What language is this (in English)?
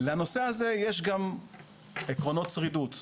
Hebrew